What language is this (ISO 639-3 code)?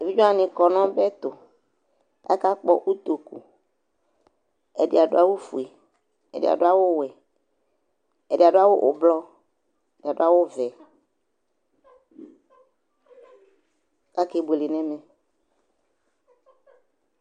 kpo